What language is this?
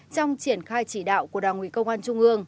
Vietnamese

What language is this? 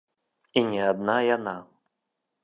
Belarusian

